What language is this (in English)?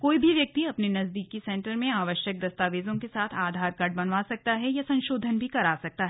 Hindi